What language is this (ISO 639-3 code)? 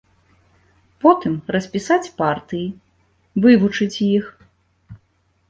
bel